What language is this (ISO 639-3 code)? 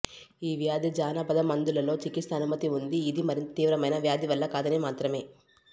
tel